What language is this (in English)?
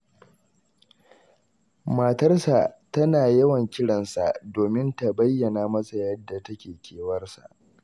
Hausa